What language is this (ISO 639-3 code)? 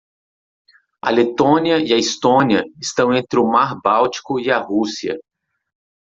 por